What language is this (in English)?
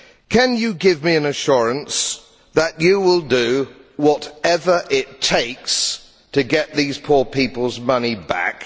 English